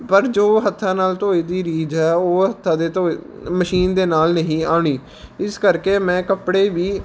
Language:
Punjabi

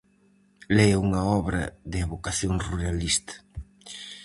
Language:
Galician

